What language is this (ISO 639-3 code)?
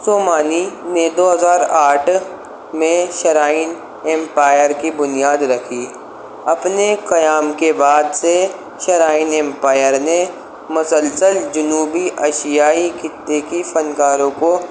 urd